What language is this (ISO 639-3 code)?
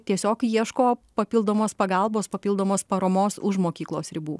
lit